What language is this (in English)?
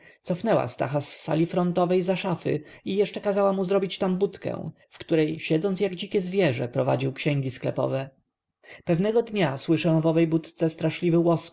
Polish